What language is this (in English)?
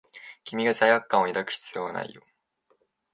Japanese